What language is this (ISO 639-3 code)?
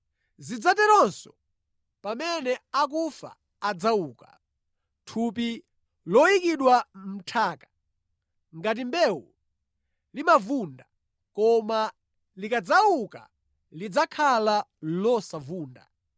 nya